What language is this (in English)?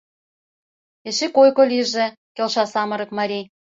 Mari